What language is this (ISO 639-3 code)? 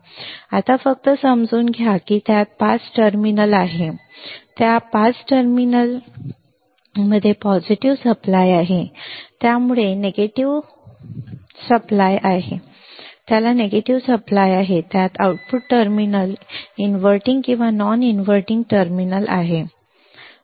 mar